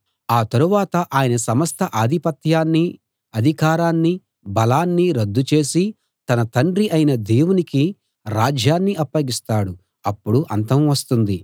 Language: Telugu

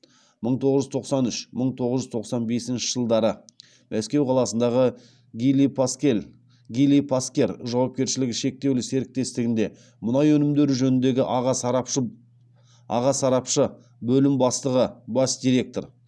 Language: Kazakh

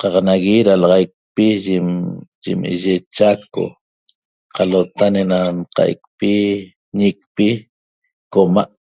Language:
Toba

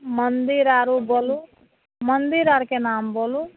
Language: Maithili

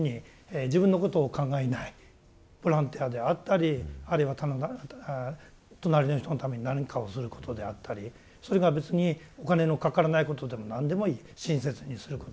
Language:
Japanese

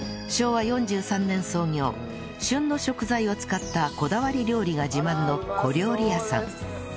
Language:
Japanese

